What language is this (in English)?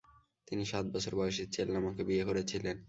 Bangla